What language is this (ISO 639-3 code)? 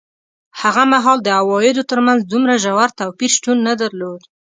pus